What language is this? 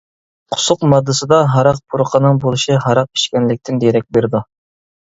Uyghur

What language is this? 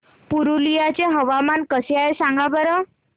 Marathi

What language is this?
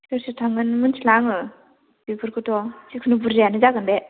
Bodo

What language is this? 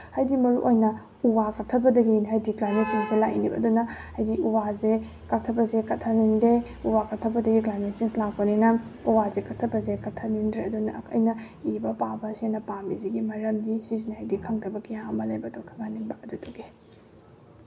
Manipuri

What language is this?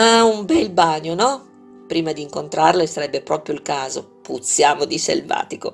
Italian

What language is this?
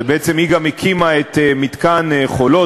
Hebrew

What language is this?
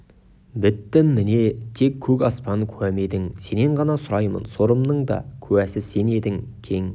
Kazakh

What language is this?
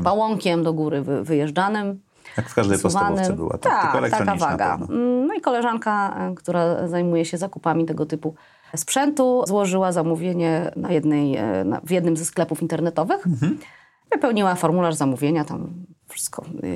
Polish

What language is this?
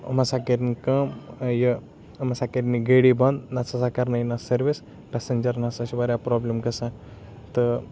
Kashmiri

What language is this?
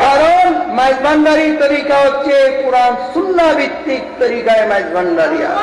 Bangla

